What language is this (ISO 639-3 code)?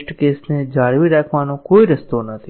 guj